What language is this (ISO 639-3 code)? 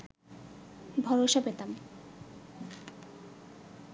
ben